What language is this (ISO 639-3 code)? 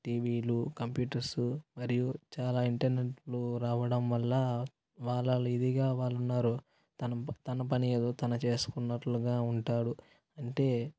tel